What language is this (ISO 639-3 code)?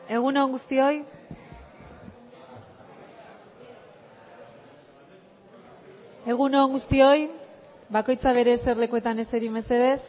eus